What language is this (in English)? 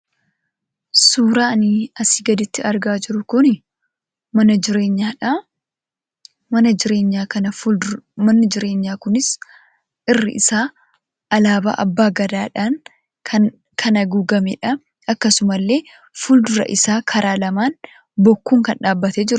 Oromo